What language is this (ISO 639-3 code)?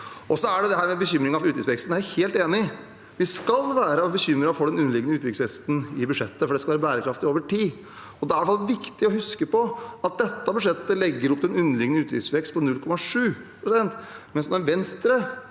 nor